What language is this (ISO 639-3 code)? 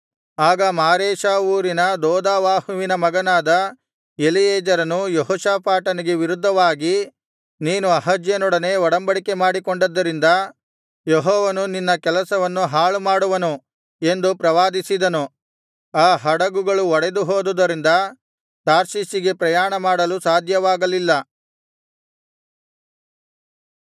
kan